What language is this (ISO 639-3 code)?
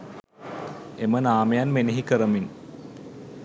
sin